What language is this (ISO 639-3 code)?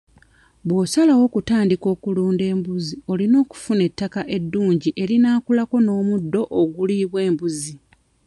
lug